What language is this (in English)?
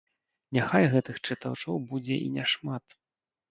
Belarusian